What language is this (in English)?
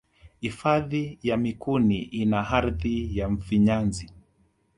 Swahili